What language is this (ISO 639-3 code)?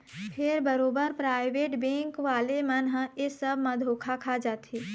hne